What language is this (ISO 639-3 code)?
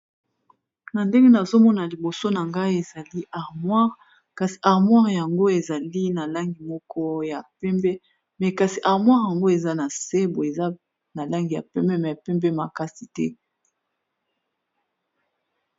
lin